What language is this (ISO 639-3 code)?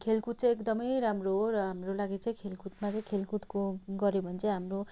nep